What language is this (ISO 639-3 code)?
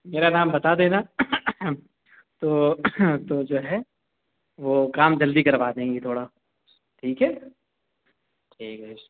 urd